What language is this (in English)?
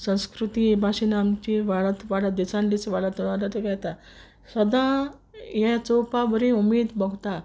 Konkani